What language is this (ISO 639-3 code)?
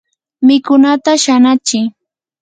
qur